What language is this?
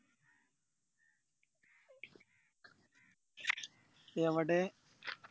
Malayalam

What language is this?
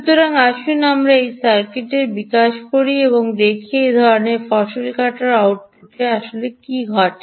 Bangla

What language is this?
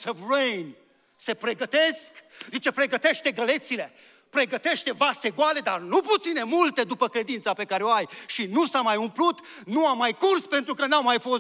Romanian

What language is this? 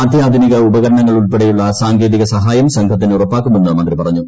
Malayalam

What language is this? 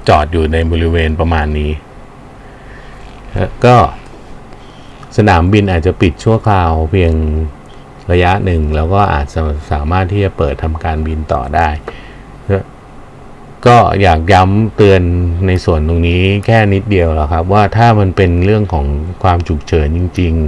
Thai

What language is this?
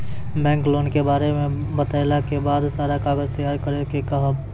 Maithili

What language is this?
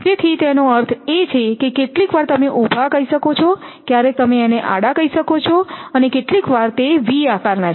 Gujarati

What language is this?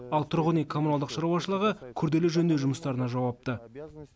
Kazakh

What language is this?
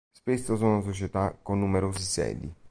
Italian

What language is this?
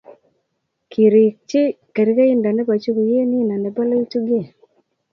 Kalenjin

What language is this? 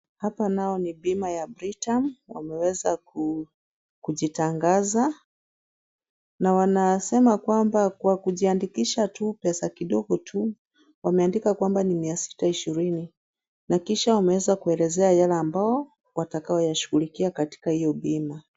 Swahili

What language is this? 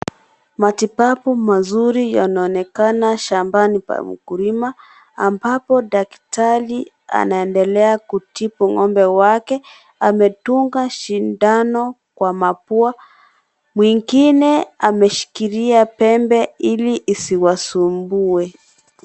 Swahili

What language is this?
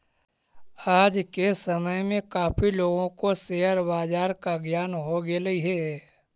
Magahi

